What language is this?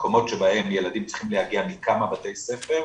Hebrew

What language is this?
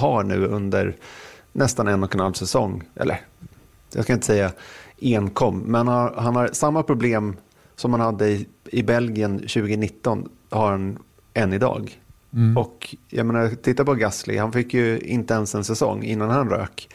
Swedish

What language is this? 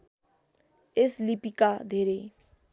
Nepali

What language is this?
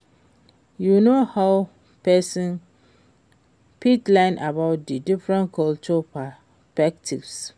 Nigerian Pidgin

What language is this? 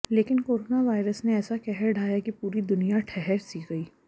Hindi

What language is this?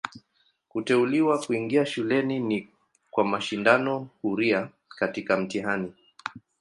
Swahili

